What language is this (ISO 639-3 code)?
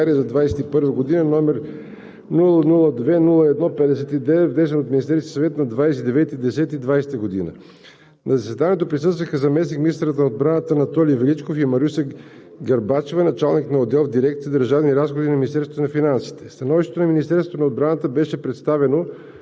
bul